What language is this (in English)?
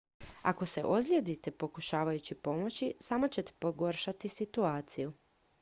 Croatian